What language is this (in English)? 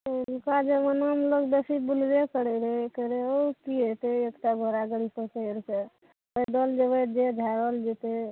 Maithili